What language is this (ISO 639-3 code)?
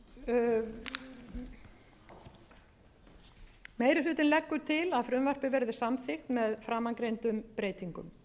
isl